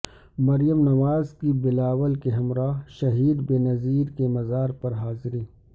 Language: Urdu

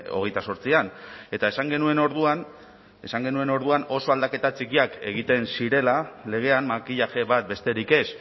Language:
Basque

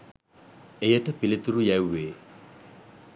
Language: Sinhala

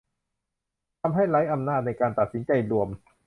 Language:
Thai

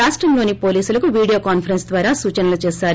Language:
Telugu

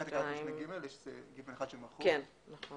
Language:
Hebrew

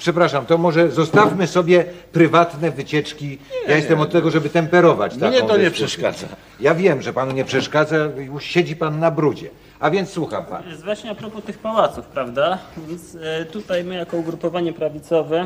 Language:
Polish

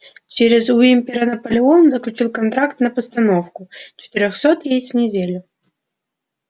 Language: Russian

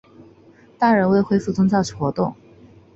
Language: Chinese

